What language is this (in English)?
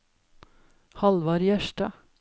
Norwegian